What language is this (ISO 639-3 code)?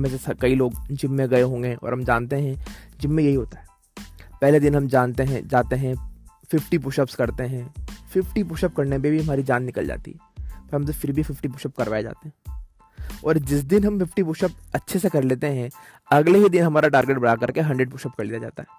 hin